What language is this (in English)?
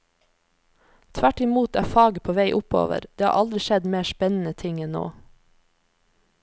Norwegian